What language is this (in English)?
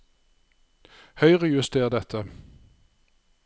Norwegian